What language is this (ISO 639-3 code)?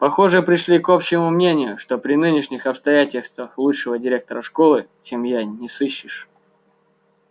rus